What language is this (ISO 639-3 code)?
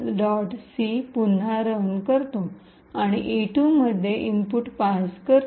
mar